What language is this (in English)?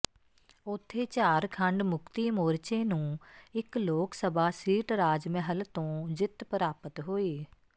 Punjabi